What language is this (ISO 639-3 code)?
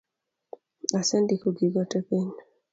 luo